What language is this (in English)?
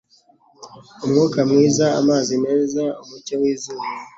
Kinyarwanda